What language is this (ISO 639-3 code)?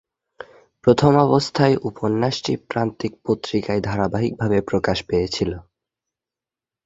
ben